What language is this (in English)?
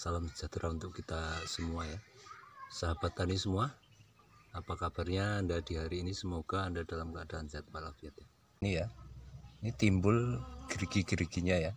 Indonesian